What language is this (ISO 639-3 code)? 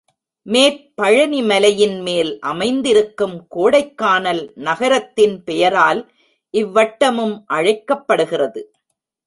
tam